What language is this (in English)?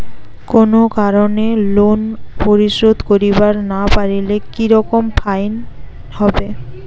Bangla